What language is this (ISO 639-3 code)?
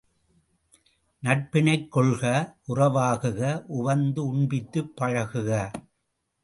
tam